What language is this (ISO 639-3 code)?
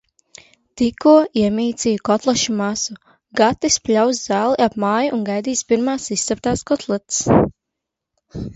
lav